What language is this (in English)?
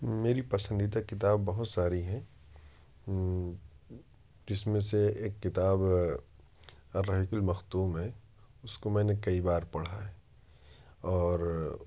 Urdu